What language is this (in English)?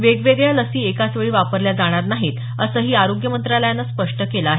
Marathi